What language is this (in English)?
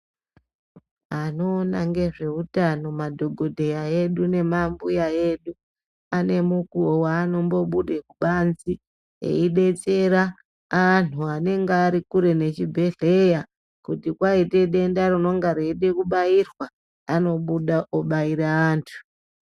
Ndau